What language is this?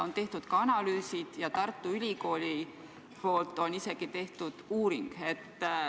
Estonian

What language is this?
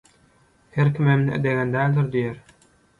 Turkmen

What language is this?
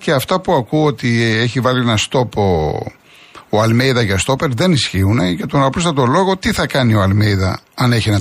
Greek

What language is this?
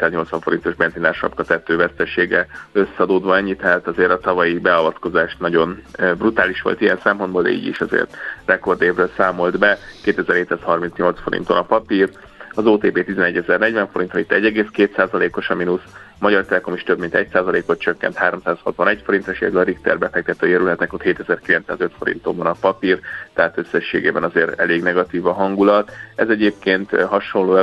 Hungarian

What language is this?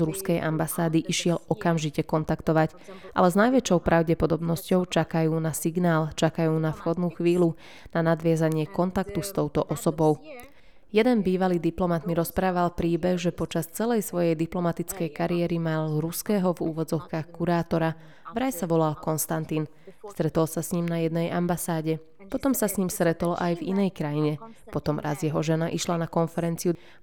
Slovak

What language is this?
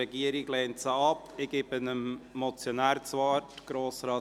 Swiss German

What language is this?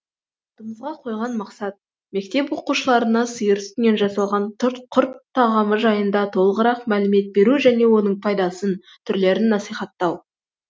Kazakh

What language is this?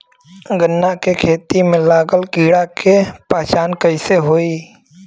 Bhojpuri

